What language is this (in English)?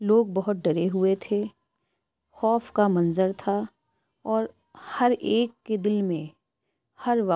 Urdu